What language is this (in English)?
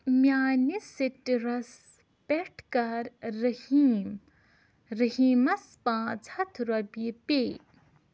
Kashmiri